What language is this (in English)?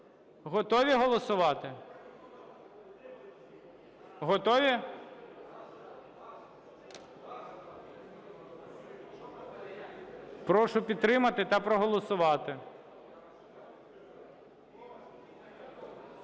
Ukrainian